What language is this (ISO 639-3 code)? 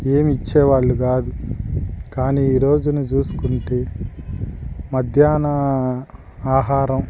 tel